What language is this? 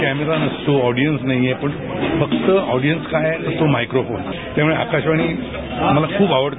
Marathi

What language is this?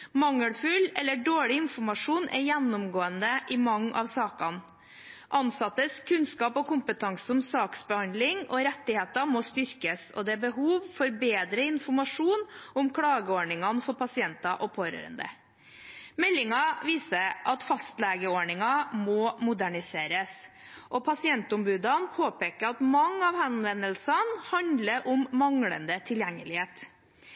Norwegian Bokmål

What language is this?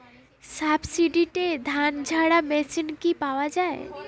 Bangla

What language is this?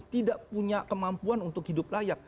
Indonesian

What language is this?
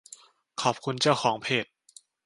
Thai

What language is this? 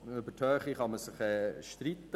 Swiss German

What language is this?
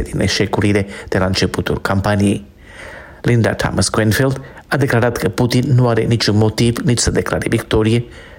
Romanian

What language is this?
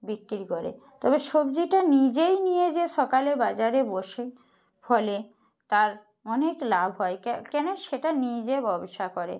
Bangla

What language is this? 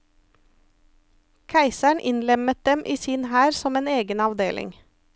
Norwegian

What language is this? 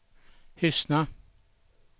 Swedish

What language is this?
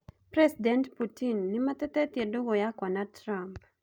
Kikuyu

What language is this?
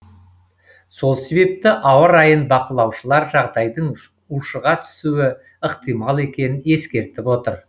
Kazakh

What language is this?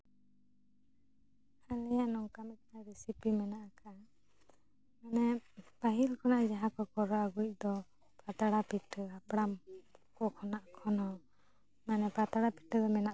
Santali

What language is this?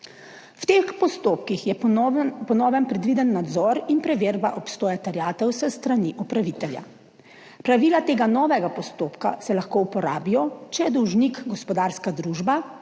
Slovenian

